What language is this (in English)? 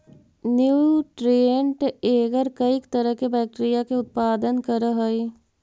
Magahi